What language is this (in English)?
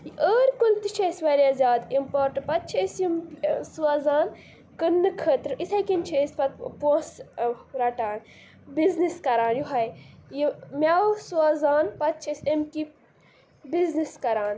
Kashmiri